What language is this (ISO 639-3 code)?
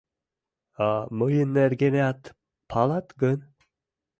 chm